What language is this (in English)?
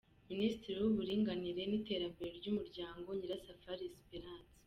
Kinyarwanda